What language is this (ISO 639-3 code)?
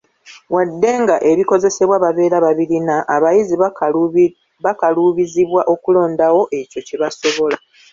lug